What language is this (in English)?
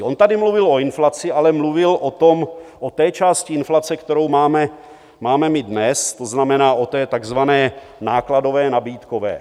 Czech